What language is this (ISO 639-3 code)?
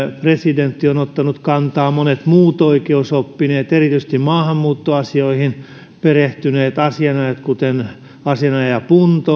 fin